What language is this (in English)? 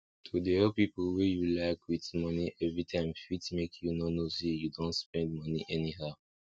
Nigerian Pidgin